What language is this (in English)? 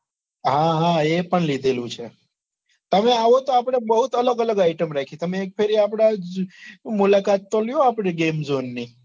Gujarati